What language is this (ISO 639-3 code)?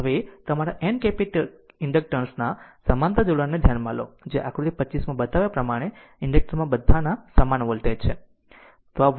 guj